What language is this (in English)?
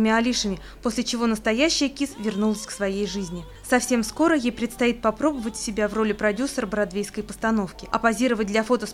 Russian